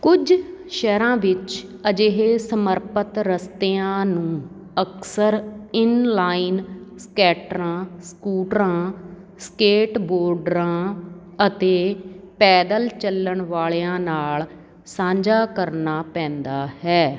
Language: Punjabi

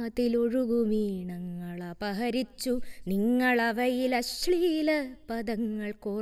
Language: Malayalam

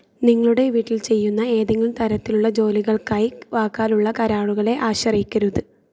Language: Malayalam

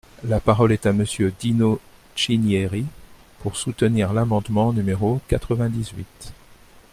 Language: French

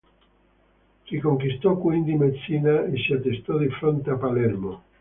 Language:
Italian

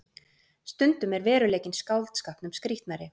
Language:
Icelandic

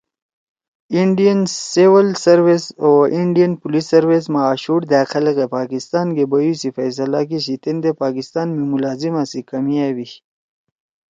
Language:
Torwali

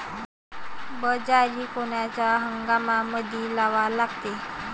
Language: Marathi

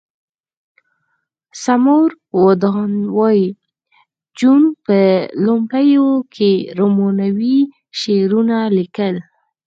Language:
Pashto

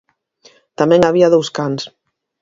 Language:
Galician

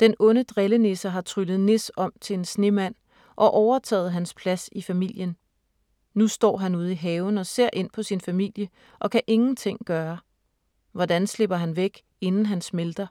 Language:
Danish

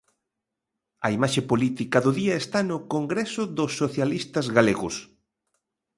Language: Galician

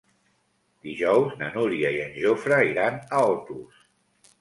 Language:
Catalan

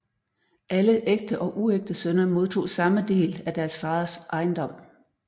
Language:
Danish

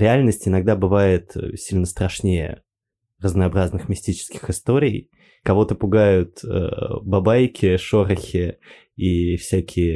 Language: Russian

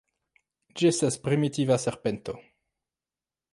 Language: Esperanto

